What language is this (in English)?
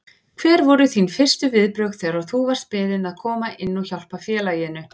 Icelandic